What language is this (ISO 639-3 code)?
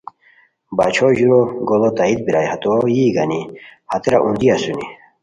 khw